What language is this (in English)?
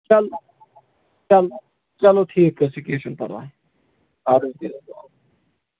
Kashmiri